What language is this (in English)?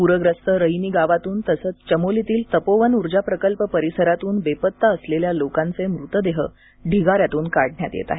Marathi